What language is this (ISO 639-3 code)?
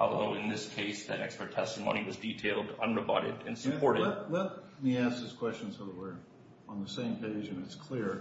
eng